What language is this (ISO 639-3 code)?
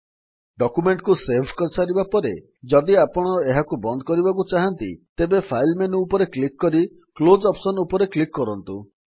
ori